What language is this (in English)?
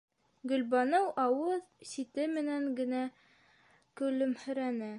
Bashkir